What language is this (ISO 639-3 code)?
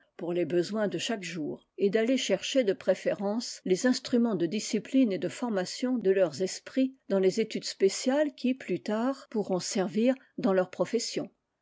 fra